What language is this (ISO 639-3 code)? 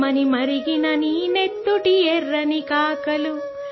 hin